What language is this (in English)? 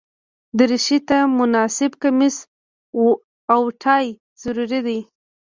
Pashto